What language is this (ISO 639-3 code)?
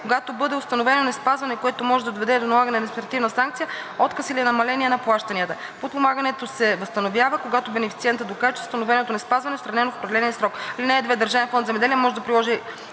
bul